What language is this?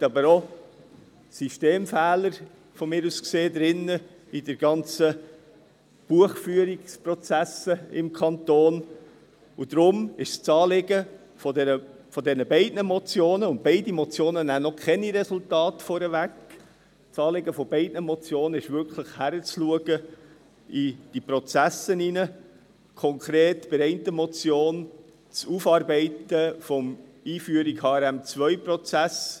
Swiss German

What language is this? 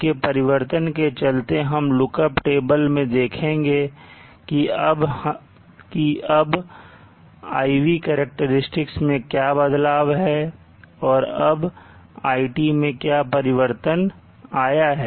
Hindi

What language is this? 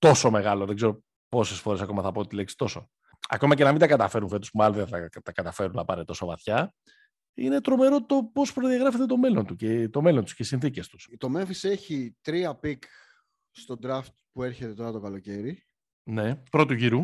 Greek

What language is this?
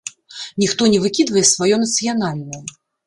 Belarusian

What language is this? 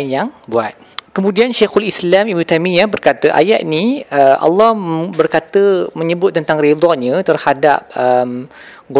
Malay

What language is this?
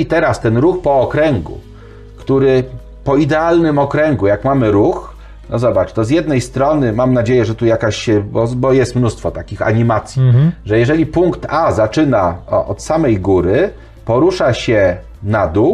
Polish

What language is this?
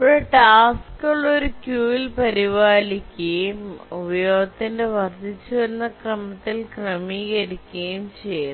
Malayalam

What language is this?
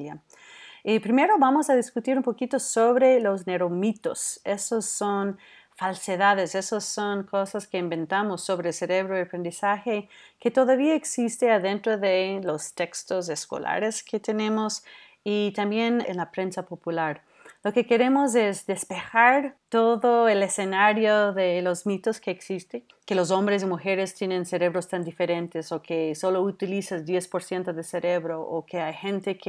Spanish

